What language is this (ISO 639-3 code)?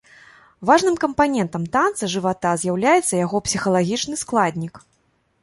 bel